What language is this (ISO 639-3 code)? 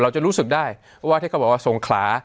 tha